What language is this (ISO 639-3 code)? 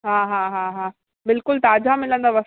snd